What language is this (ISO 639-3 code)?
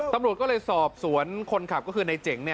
tha